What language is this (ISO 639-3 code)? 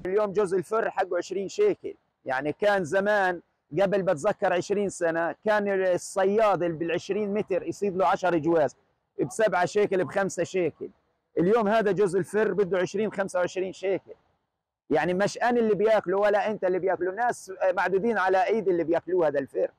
ara